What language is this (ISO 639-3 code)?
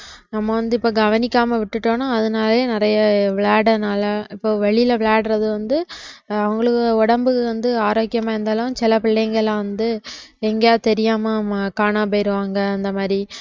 tam